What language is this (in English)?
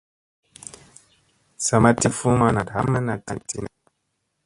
Musey